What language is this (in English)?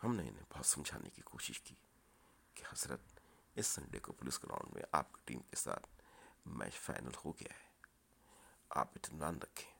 Urdu